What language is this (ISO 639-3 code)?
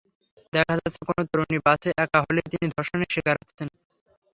ben